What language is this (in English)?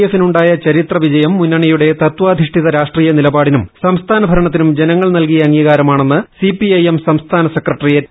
Malayalam